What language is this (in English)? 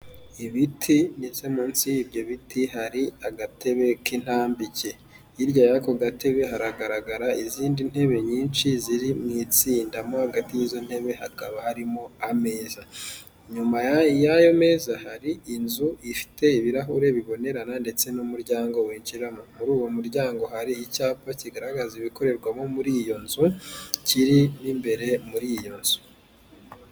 Kinyarwanda